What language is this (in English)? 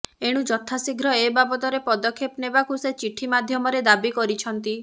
Odia